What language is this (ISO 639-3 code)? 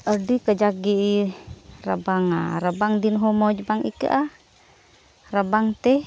sat